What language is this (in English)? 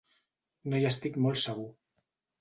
Catalan